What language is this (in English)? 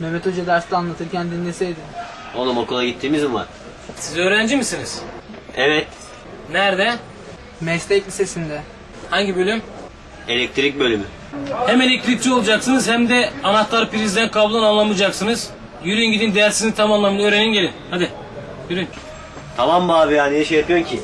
Turkish